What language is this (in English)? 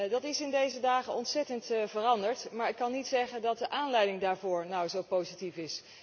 Dutch